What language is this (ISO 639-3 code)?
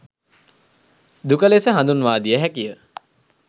sin